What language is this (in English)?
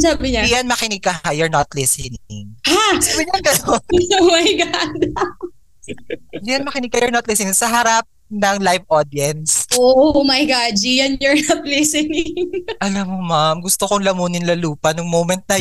Filipino